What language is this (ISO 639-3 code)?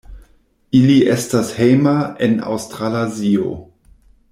epo